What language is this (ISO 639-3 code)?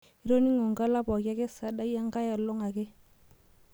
mas